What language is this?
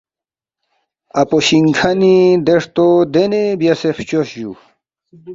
Balti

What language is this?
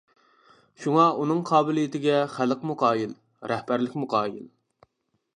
Uyghur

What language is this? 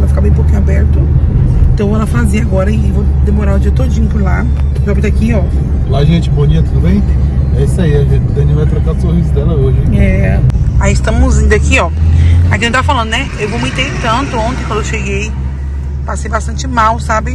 Portuguese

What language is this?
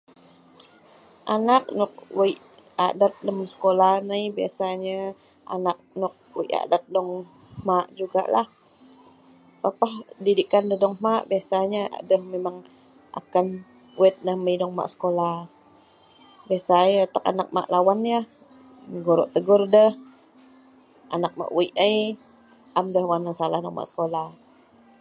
Sa'ban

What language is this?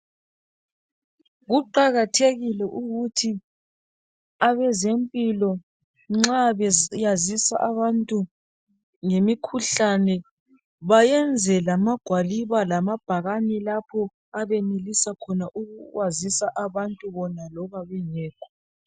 North Ndebele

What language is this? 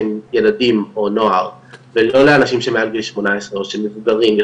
Hebrew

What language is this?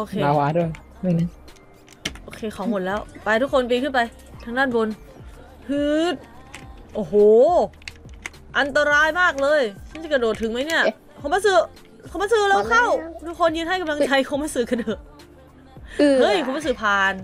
Thai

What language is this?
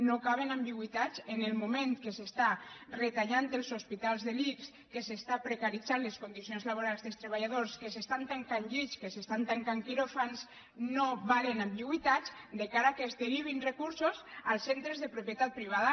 Catalan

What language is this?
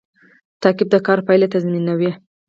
Pashto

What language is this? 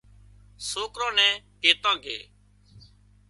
Wadiyara Koli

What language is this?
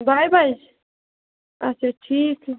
Kashmiri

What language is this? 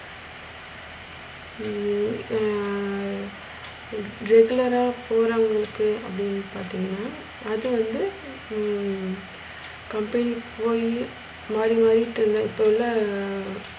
Tamil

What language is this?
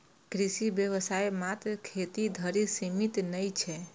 Maithili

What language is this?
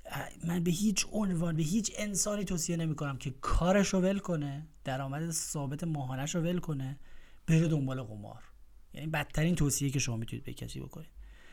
Persian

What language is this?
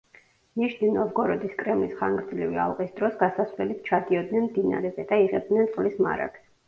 Georgian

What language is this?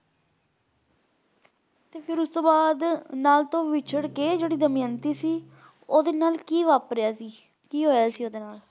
Punjabi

